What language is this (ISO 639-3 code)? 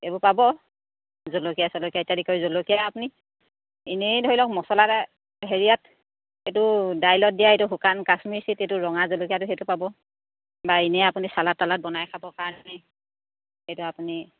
asm